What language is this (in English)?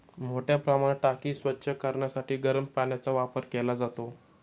Marathi